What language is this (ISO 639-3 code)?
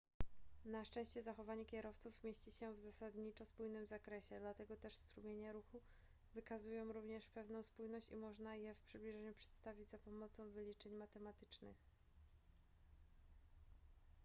pol